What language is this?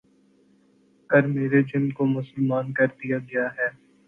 Urdu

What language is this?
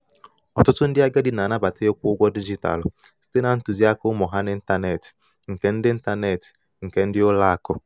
Igbo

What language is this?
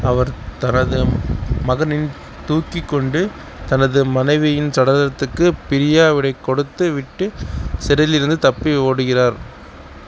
Tamil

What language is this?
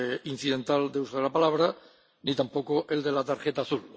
Spanish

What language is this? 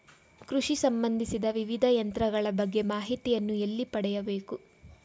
Kannada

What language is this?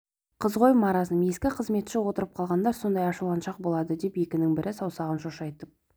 Kazakh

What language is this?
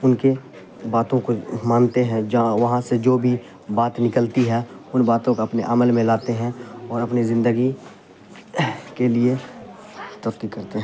Urdu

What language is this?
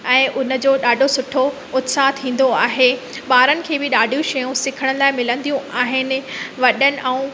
Sindhi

